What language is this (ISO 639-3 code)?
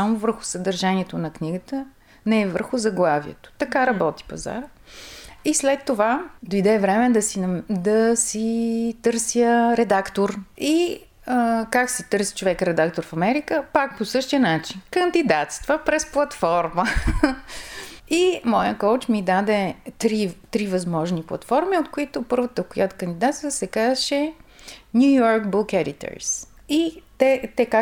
bul